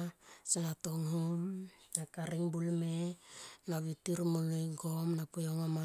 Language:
Tomoip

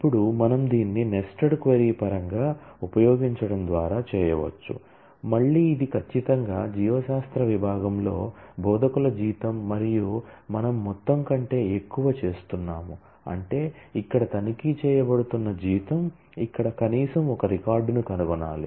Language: Telugu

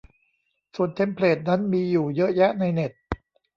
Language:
Thai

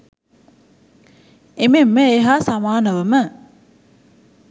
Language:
Sinhala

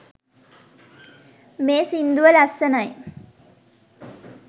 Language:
Sinhala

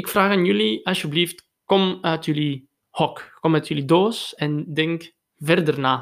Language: Dutch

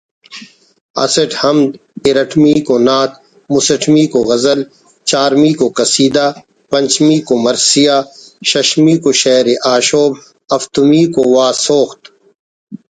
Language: Brahui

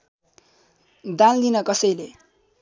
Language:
Nepali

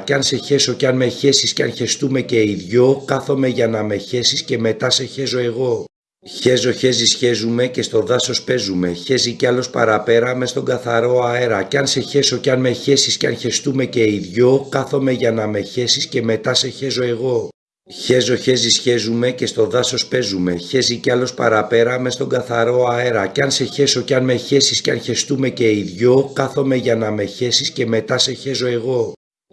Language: Greek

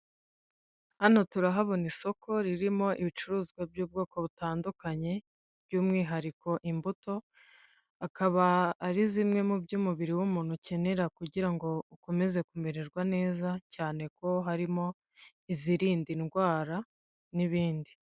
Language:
Kinyarwanda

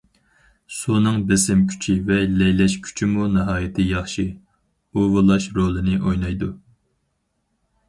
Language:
Uyghur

